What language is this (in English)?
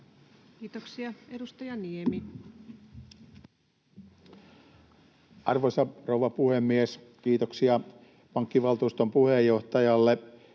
Finnish